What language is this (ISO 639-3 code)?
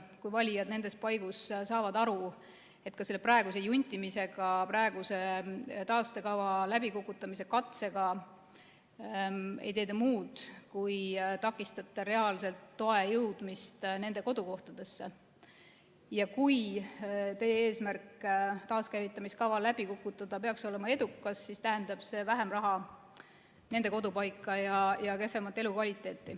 est